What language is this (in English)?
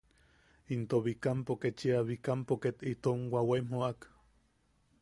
Yaqui